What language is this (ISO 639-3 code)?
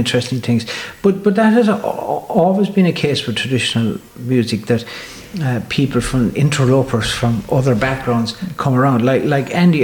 eng